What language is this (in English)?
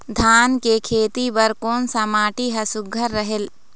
Chhattisgarhi